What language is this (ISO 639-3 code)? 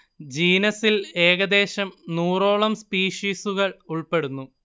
mal